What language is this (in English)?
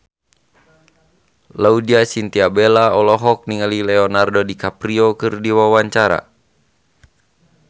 Sundanese